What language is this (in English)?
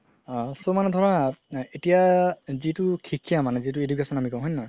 Assamese